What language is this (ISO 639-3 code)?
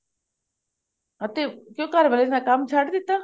pan